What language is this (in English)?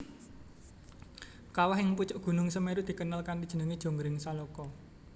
Javanese